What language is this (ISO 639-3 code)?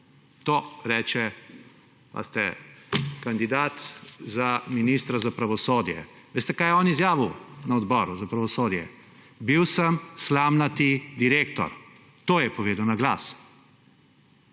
slv